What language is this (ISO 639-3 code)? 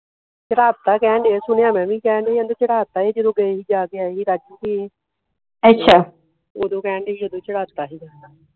pan